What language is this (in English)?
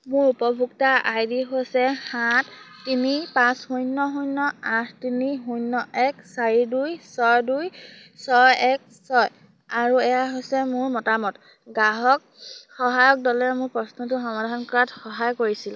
Assamese